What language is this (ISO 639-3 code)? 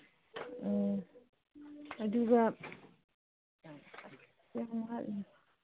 mni